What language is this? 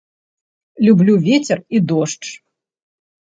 Belarusian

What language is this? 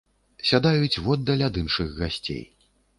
Belarusian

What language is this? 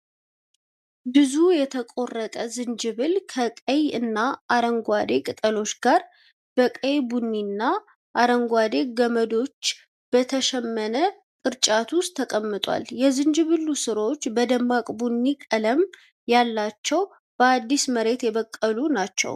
Amharic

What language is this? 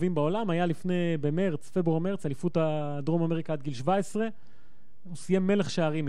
Hebrew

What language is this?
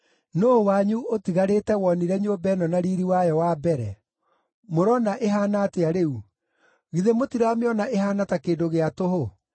Kikuyu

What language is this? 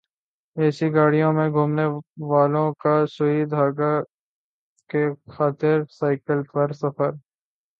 Urdu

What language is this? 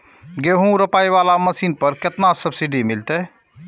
Maithili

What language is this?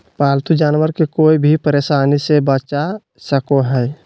Magahi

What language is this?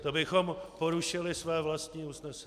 Czech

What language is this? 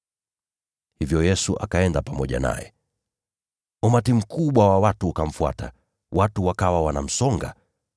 Swahili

